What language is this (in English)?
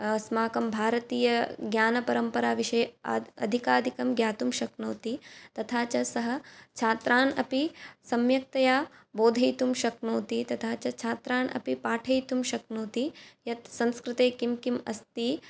Sanskrit